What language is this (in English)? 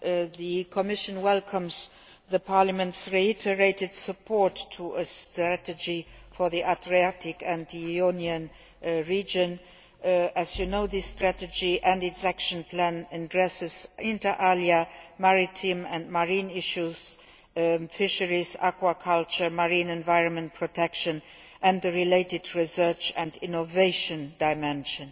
English